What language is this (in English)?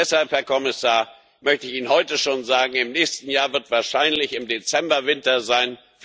German